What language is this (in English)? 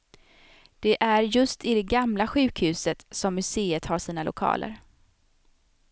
Swedish